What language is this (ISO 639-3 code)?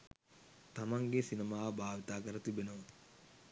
sin